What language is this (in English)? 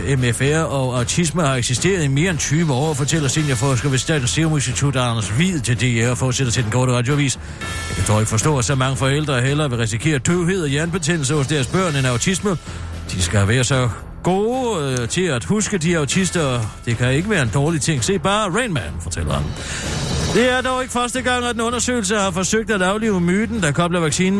Danish